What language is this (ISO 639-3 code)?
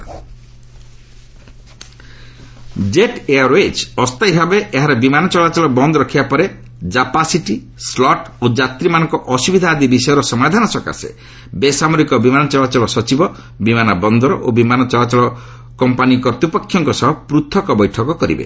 ori